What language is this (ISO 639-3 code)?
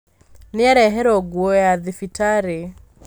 kik